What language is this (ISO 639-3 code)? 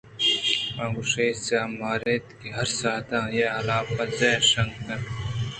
bgp